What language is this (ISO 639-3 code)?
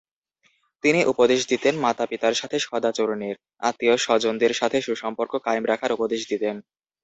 ben